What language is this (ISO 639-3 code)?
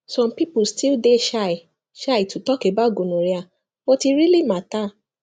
pcm